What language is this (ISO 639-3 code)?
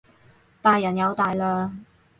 yue